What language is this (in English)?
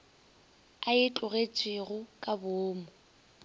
Northern Sotho